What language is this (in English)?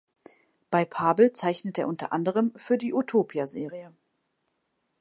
German